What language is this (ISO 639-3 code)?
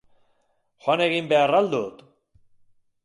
eus